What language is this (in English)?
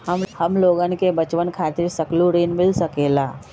Magahi